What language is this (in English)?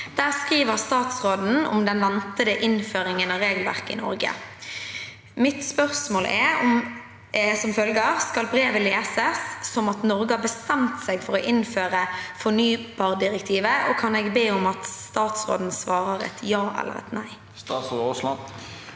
Norwegian